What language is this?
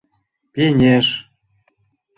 Mari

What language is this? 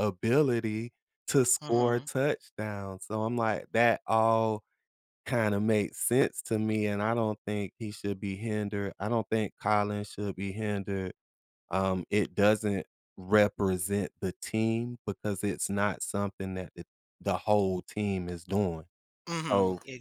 English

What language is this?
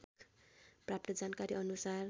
Nepali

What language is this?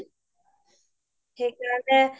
Assamese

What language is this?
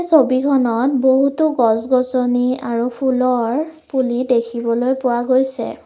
Assamese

